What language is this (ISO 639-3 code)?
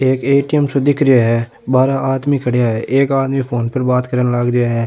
raj